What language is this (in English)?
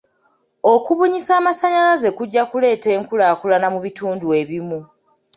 Ganda